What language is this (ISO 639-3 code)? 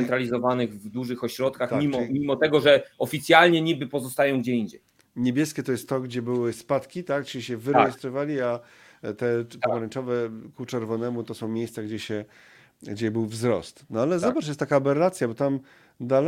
pol